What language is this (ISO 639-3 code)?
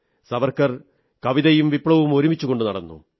mal